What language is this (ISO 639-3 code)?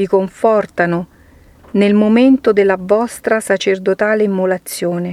ita